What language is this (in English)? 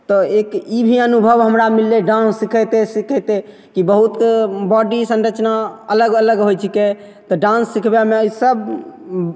Maithili